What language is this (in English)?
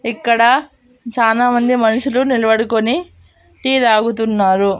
Telugu